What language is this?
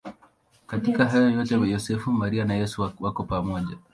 Swahili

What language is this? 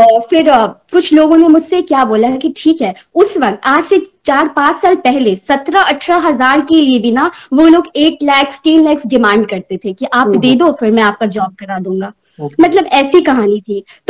Hindi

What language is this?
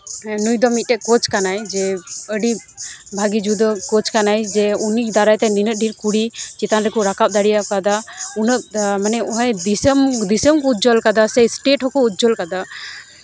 Santali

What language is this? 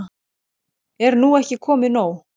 Icelandic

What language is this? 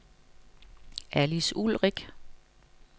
Danish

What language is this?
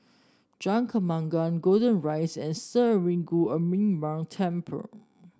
English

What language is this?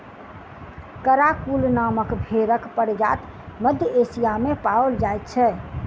Maithili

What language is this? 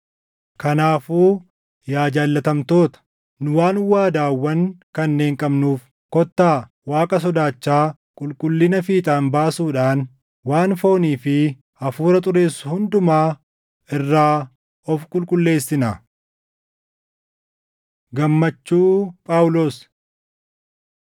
Oromo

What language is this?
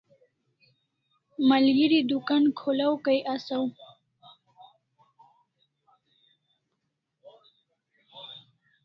Kalasha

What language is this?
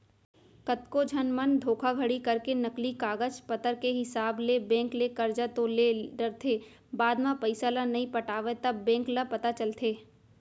Chhattisgarhi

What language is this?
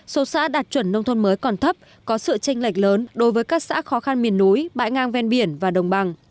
Vietnamese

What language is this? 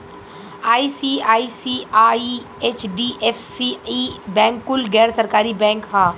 Bhojpuri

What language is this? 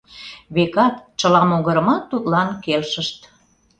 Mari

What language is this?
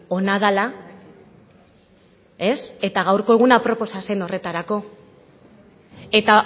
Basque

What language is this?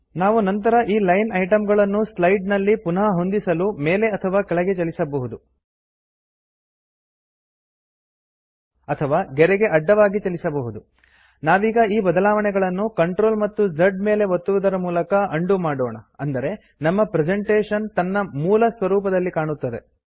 Kannada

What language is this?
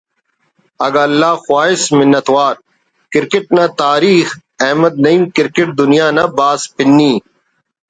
Brahui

